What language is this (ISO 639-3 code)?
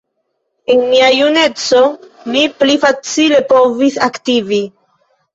epo